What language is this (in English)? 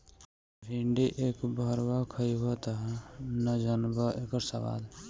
Bhojpuri